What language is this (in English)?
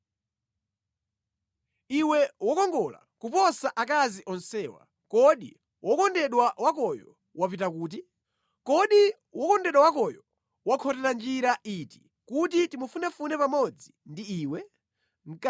Nyanja